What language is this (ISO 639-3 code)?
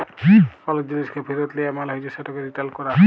ben